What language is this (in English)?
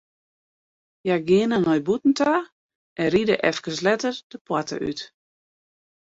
Western Frisian